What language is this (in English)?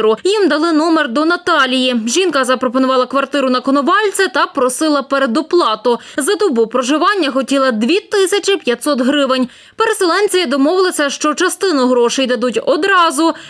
Ukrainian